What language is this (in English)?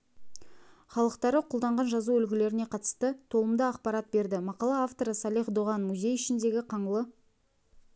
Kazakh